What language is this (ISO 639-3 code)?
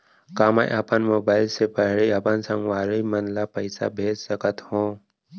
hne